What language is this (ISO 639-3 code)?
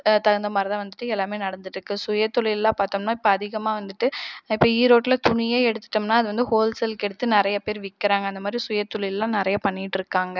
tam